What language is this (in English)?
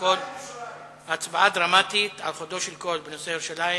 Hebrew